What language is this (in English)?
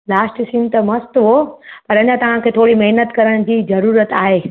Sindhi